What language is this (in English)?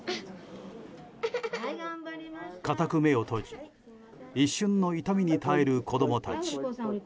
Japanese